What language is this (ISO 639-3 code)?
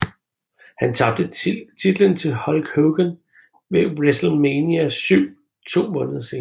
dan